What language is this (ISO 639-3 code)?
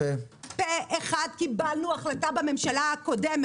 heb